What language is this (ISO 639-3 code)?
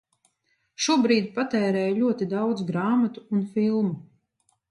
lav